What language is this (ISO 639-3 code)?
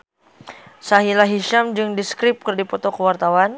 sun